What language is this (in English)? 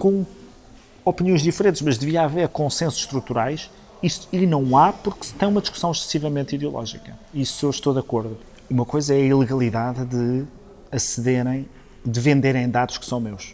Portuguese